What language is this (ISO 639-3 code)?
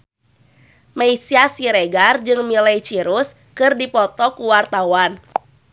sun